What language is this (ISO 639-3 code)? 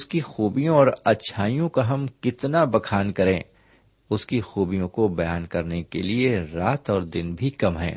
urd